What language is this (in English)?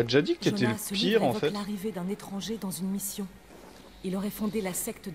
French